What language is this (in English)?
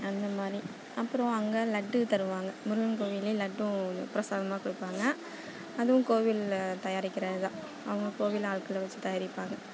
Tamil